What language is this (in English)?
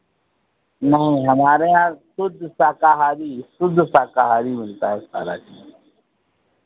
Hindi